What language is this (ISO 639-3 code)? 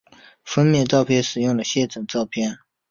zho